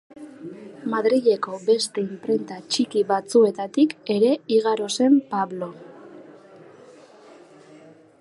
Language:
Basque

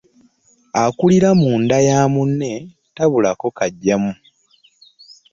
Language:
Ganda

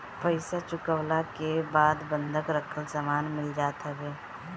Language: Bhojpuri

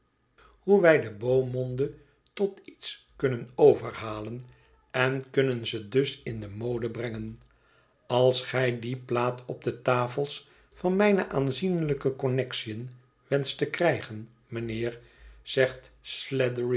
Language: Dutch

